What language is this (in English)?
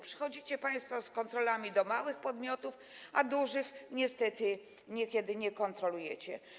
Polish